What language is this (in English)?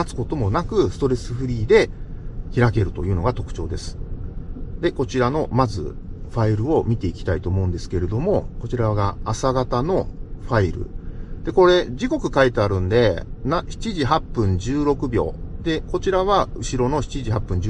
Japanese